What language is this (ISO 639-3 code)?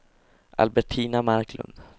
swe